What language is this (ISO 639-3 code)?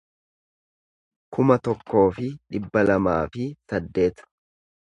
orm